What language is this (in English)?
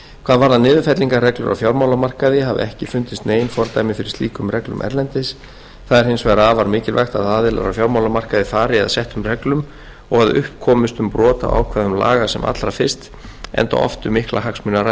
Icelandic